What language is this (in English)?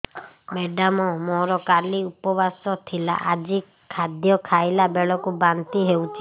Odia